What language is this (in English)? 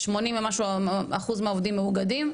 Hebrew